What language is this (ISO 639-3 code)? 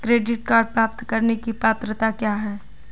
hin